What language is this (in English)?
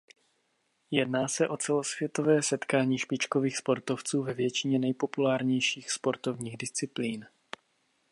Czech